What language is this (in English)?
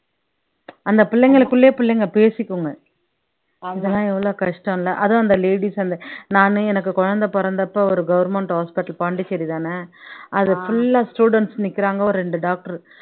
Tamil